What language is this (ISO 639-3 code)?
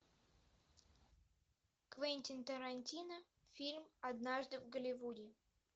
rus